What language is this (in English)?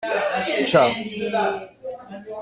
Kabyle